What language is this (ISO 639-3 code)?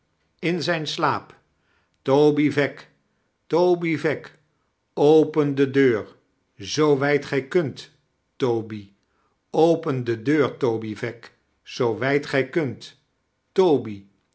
nld